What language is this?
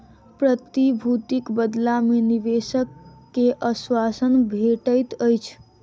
Maithili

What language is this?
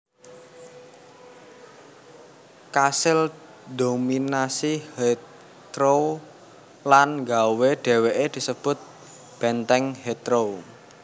Javanese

